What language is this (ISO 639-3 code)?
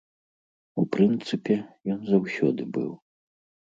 bel